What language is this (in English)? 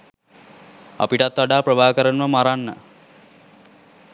Sinhala